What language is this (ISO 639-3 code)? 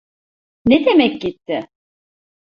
tur